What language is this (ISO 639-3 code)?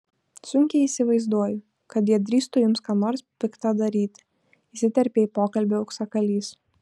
lit